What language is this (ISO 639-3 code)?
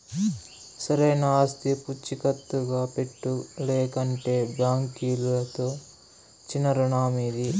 tel